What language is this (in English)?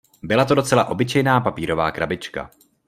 Czech